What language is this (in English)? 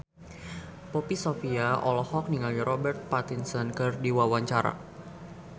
Sundanese